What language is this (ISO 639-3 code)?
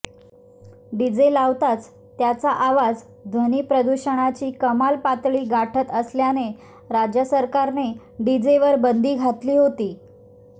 mar